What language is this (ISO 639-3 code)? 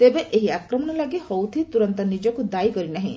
ori